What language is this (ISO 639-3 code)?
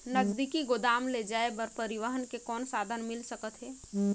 hne